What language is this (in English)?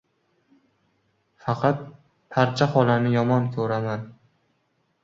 Uzbek